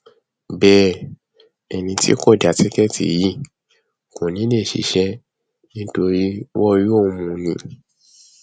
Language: Yoruba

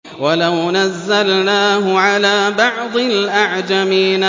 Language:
Arabic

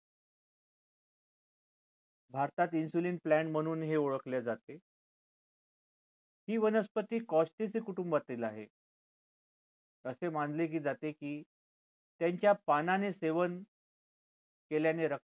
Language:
Marathi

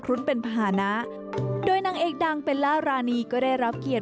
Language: Thai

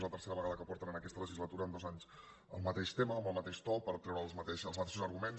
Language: Catalan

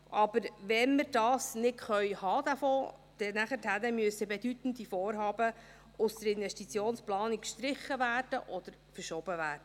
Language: Swiss German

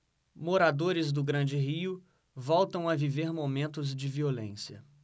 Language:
Portuguese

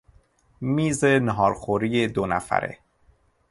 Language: Persian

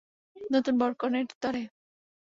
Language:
Bangla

